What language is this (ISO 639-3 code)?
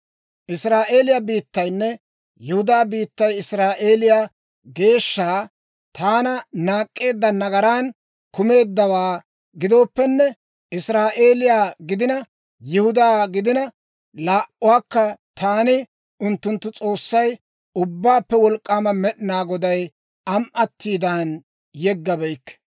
dwr